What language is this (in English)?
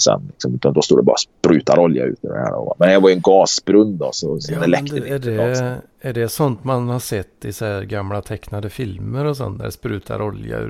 Swedish